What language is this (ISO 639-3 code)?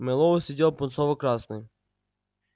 rus